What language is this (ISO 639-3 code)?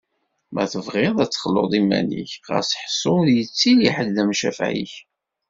kab